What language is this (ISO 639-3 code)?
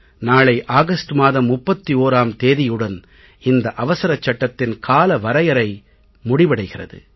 tam